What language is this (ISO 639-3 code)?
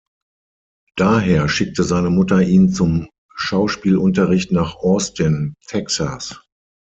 deu